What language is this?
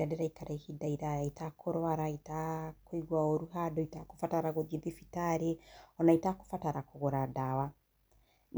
Kikuyu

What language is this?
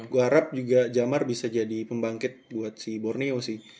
Indonesian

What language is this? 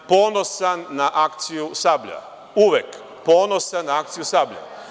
Serbian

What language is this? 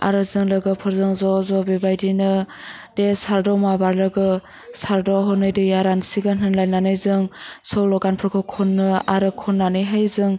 Bodo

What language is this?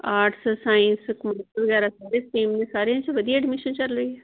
Punjabi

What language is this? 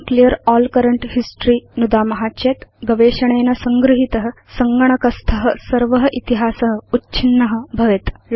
Sanskrit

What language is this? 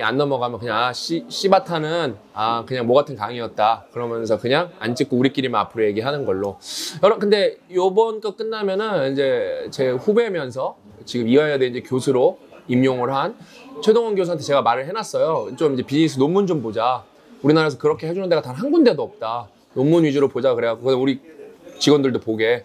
Korean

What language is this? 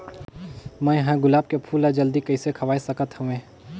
Chhattisgarhi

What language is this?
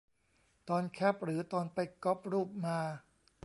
Thai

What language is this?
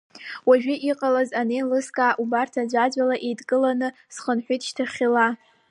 Abkhazian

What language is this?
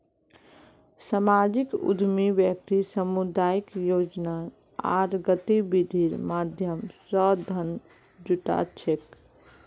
Magahi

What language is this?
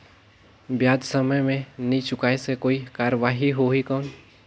Chhattisgarhi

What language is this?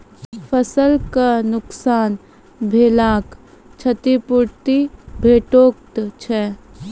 Maithili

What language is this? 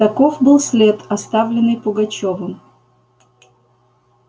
Russian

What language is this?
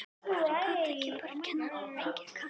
Icelandic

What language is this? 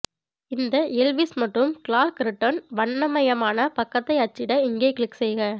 Tamil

